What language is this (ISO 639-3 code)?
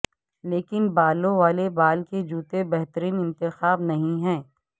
urd